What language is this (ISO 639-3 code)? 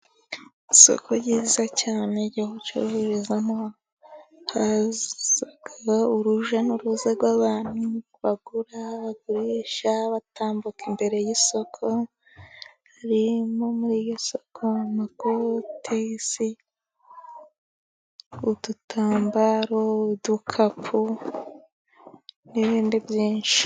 kin